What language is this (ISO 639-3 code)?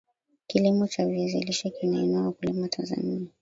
swa